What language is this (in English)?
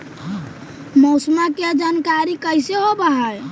Magahi